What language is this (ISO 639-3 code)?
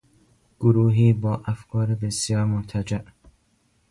fas